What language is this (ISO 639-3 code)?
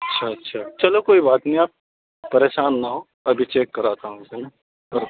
urd